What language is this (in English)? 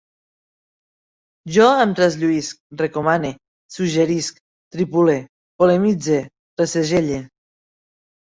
Catalan